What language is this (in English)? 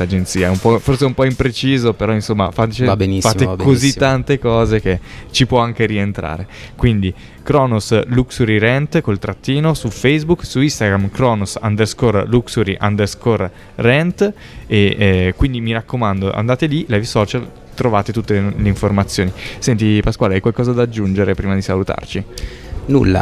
Italian